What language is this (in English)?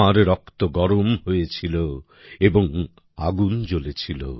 Bangla